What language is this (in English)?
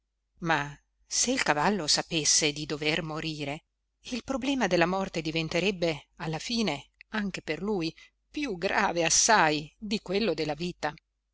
Italian